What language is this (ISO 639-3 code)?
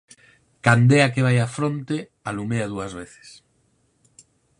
glg